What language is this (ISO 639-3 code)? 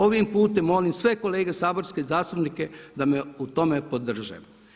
hrv